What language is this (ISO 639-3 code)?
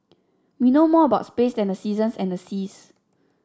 eng